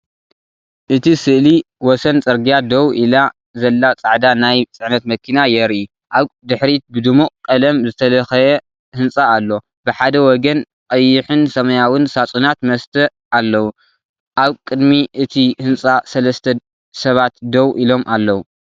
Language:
Tigrinya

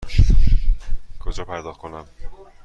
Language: Persian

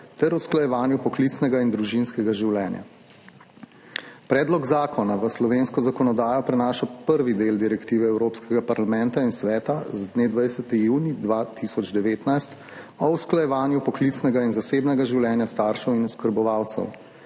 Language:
Slovenian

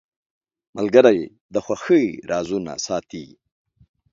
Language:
Pashto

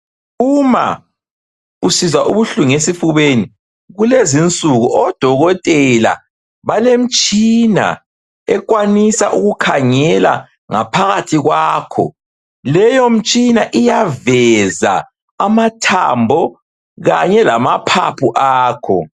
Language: North Ndebele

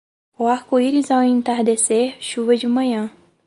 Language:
Portuguese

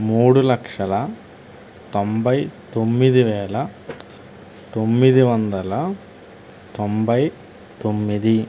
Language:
Telugu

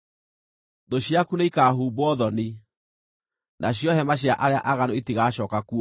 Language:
Kikuyu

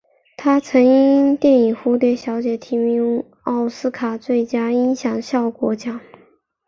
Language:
Chinese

